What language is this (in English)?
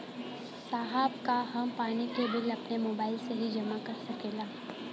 Bhojpuri